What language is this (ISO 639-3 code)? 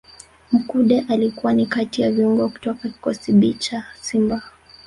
swa